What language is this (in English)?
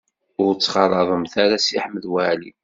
Kabyle